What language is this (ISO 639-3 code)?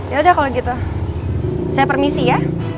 ind